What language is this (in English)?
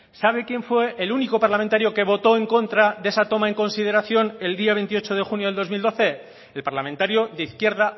Spanish